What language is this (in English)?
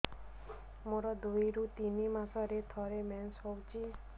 Odia